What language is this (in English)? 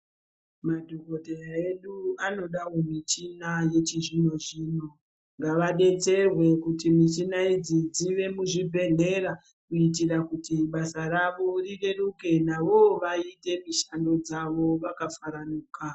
Ndau